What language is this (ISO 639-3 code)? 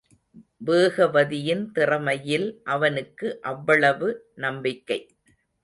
tam